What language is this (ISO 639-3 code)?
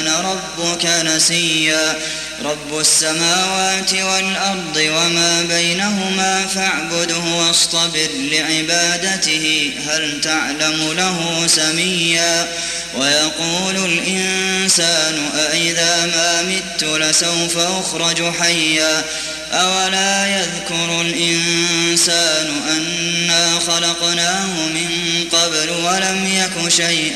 ara